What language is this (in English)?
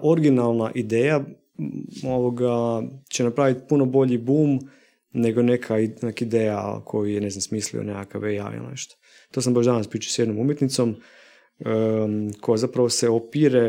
Croatian